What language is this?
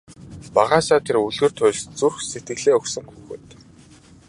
Mongolian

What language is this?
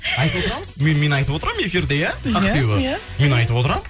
Kazakh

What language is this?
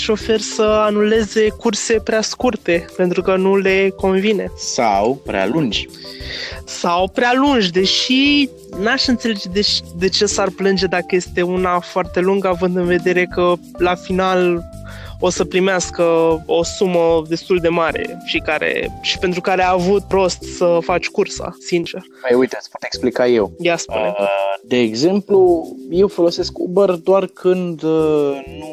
Romanian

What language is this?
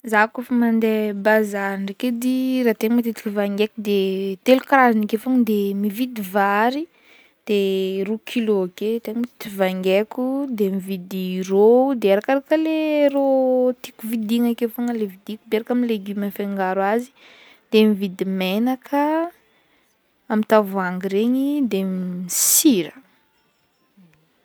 Northern Betsimisaraka Malagasy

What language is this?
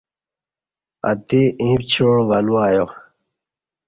Kati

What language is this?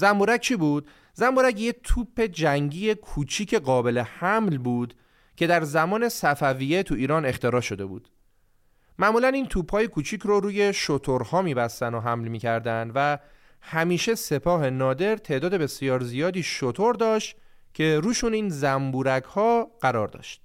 Persian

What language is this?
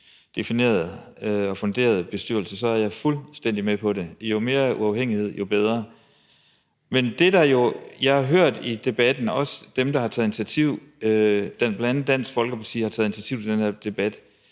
Danish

